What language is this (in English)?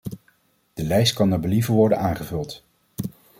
Dutch